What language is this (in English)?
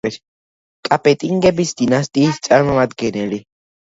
Georgian